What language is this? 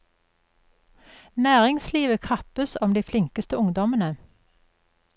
Norwegian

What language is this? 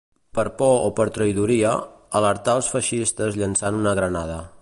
Catalan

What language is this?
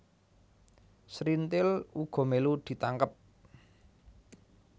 Javanese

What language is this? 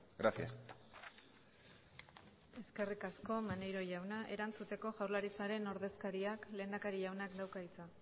Basque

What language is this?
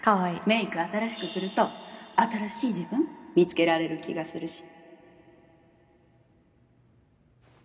Japanese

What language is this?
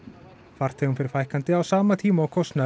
Icelandic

